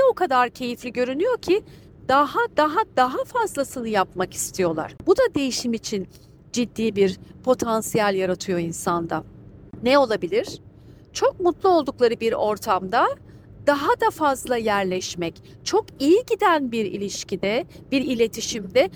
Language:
Turkish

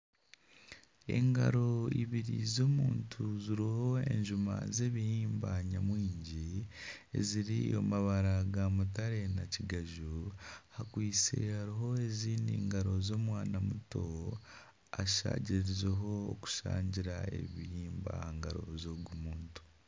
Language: Nyankole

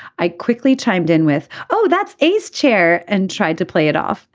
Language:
English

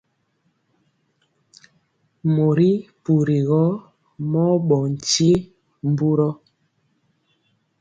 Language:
Mpiemo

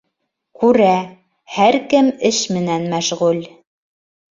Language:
Bashkir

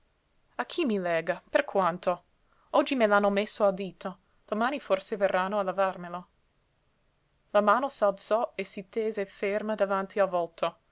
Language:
Italian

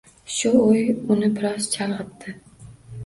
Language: Uzbek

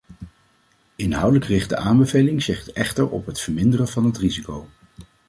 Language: Dutch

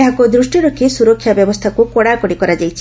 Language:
Odia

